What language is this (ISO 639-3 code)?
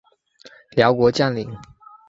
zho